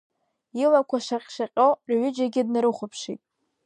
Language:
Abkhazian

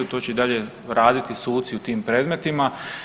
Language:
Croatian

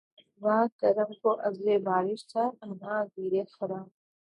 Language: Urdu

